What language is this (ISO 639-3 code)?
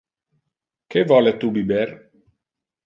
ina